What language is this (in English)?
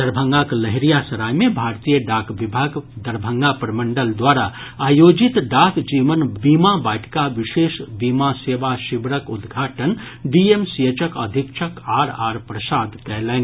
Maithili